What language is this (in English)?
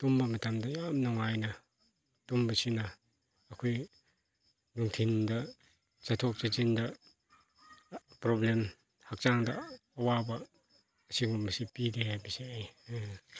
Manipuri